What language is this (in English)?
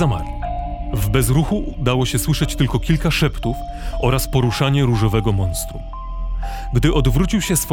Polish